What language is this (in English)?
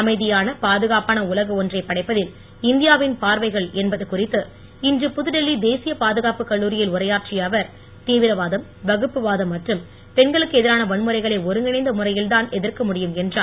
Tamil